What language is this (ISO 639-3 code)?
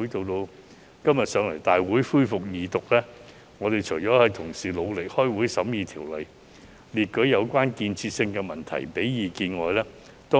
yue